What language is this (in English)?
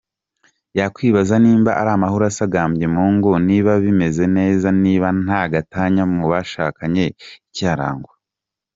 Kinyarwanda